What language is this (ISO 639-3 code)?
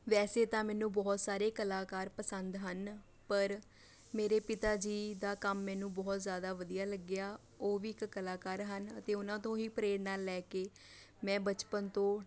pan